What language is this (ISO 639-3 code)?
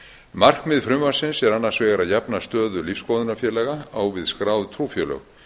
isl